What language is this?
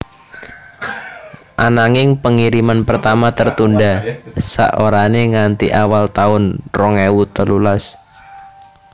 Javanese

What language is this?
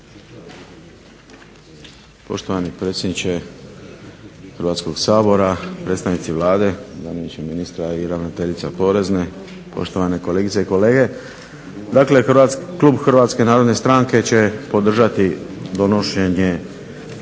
Croatian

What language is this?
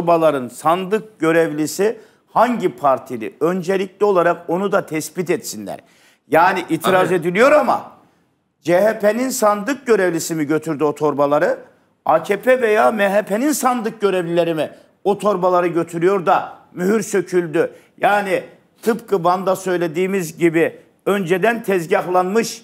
Turkish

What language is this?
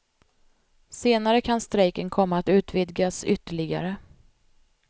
Swedish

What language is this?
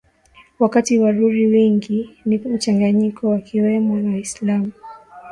Swahili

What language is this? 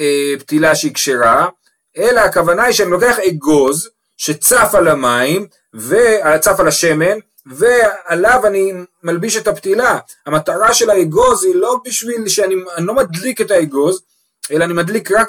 Hebrew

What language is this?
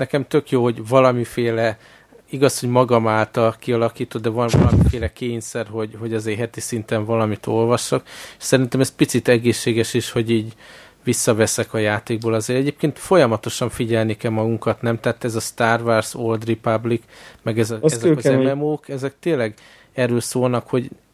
Hungarian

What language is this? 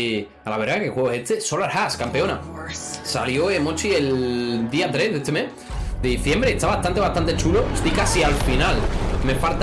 Spanish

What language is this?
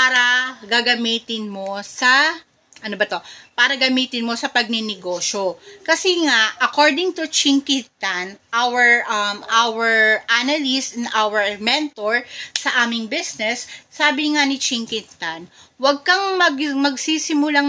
Filipino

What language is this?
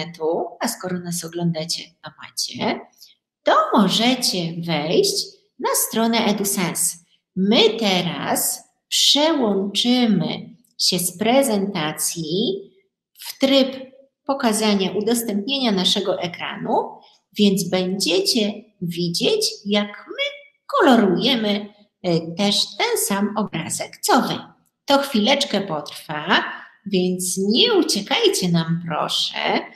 Polish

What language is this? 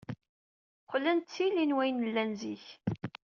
Kabyle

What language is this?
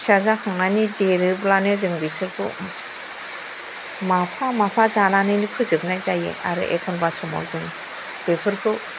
Bodo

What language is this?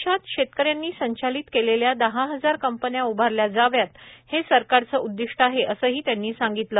Marathi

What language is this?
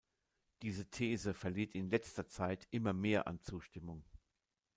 German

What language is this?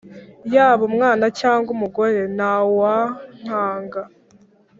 Kinyarwanda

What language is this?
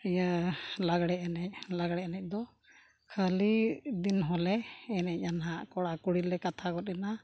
Santali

